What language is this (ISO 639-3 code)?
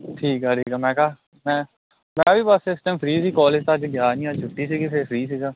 pan